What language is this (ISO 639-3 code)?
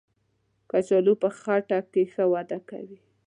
pus